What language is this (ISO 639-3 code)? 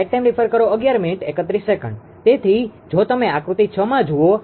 guj